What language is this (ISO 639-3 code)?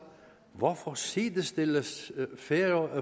dan